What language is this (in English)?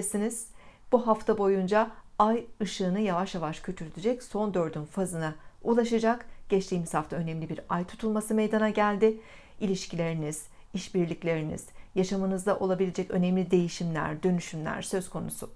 Turkish